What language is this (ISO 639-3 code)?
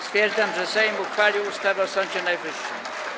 pol